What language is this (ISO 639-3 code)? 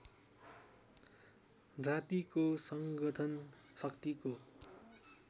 nep